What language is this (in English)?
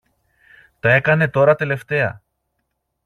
Greek